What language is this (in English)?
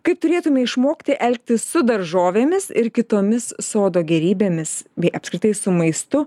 Lithuanian